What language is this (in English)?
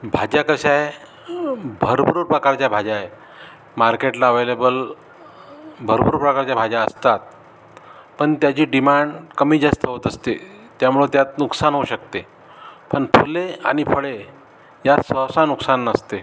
Marathi